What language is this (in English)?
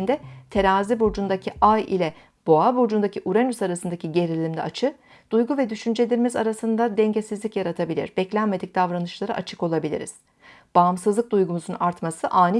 Turkish